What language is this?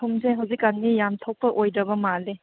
Manipuri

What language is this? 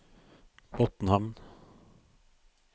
Norwegian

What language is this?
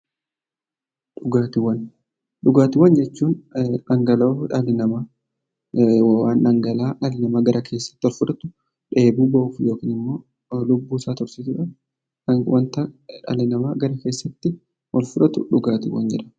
Oromo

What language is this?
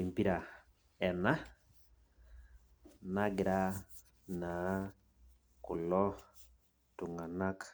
Masai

